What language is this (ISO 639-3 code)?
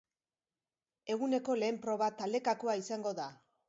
eus